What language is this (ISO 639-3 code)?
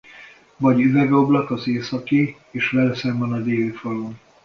hun